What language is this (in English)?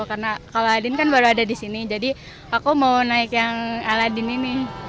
Indonesian